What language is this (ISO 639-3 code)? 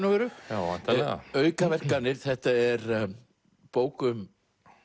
isl